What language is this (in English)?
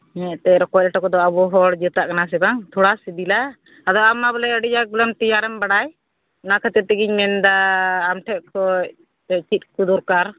Santali